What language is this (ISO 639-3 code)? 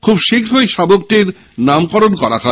ben